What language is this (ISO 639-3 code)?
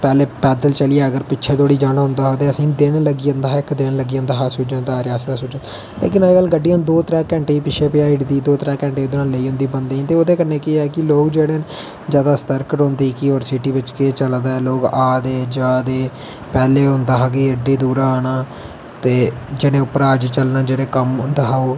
doi